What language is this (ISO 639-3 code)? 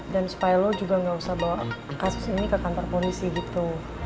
ind